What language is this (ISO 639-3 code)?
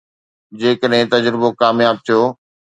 snd